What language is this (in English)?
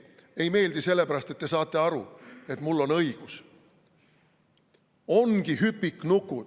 Estonian